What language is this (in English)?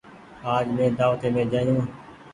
Goaria